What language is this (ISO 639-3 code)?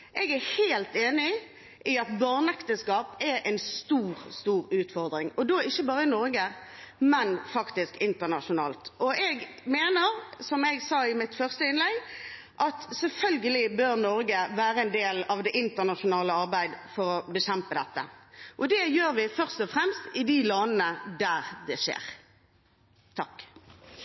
nor